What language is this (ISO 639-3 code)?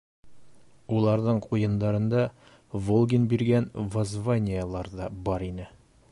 bak